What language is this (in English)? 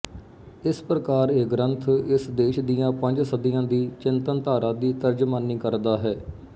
Punjabi